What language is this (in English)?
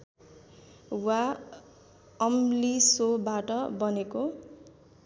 Nepali